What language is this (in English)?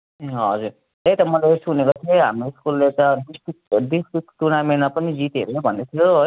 Nepali